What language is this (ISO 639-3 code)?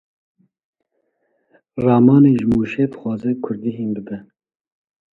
kur